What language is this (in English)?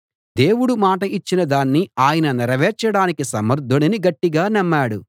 Telugu